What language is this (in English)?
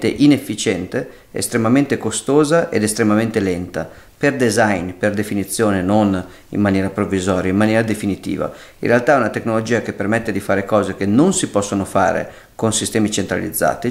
Italian